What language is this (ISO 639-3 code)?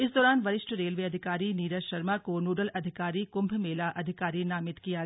hin